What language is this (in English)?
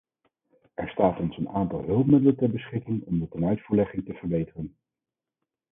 Dutch